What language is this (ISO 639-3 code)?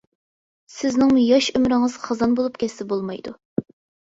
uig